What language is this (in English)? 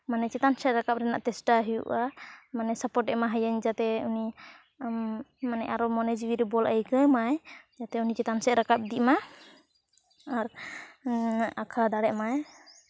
Santali